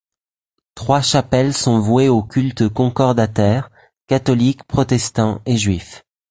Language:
French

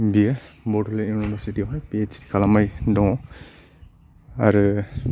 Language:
Bodo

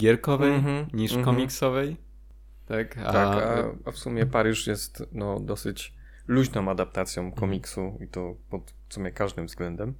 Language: Polish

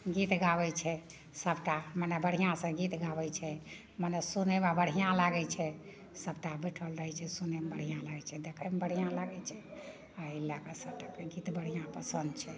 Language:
Maithili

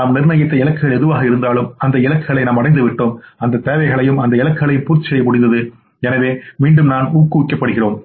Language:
Tamil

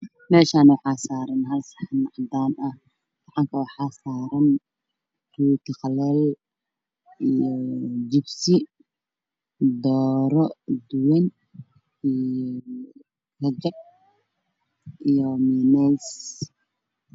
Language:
Somali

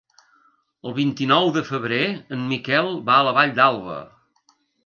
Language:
Catalan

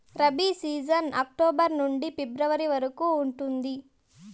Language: Telugu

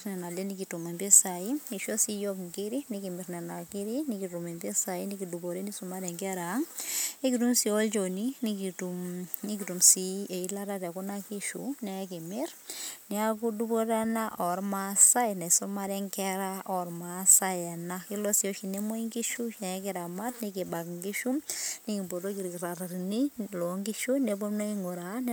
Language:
Masai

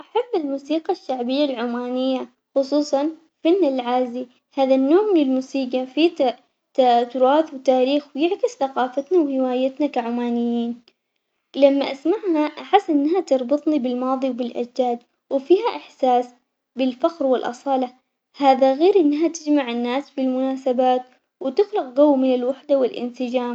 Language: Omani Arabic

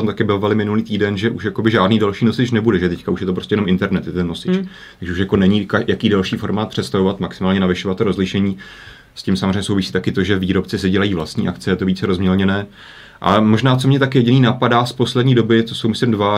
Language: Czech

